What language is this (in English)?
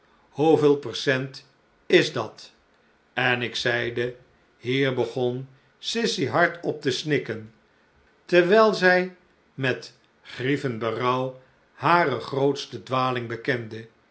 Dutch